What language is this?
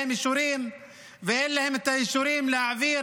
Hebrew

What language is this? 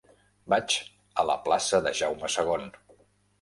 Catalan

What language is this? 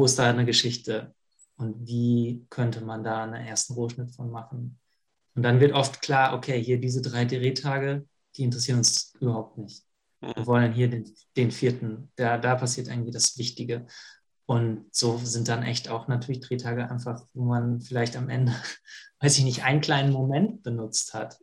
German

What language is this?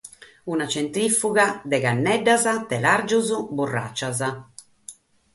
Sardinian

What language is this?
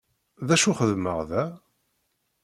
Kabyle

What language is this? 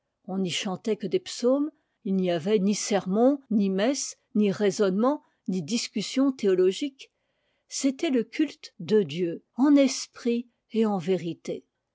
French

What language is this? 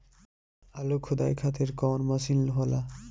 Bhojpuri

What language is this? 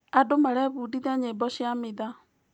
Kikuyu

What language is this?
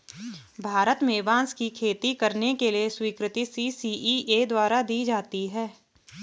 Hindi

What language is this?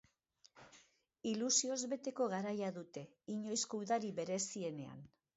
Basque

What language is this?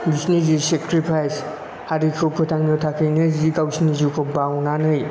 Bodo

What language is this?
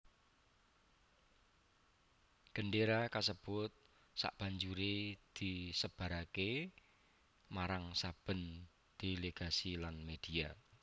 Javanese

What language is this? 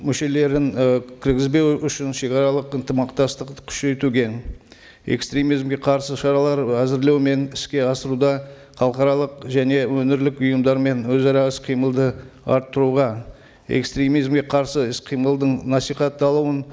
Kazakh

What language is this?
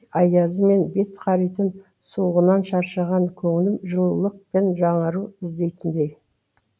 Kazakh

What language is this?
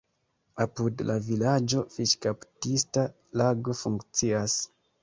Esperanto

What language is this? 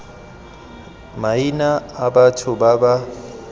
Tswana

